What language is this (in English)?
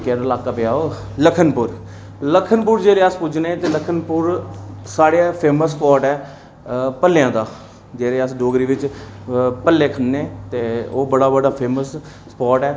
Dogri